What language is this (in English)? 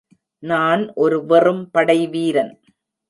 Tamil